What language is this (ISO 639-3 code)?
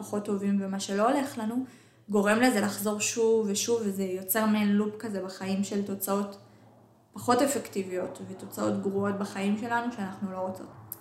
heb